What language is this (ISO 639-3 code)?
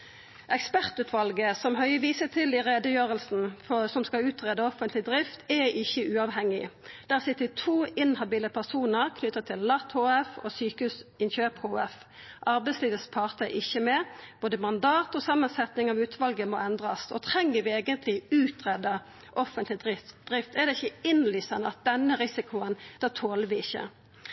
nno